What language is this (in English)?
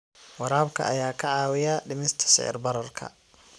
Somali